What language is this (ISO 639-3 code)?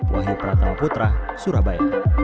ind